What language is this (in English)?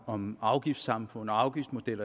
Danish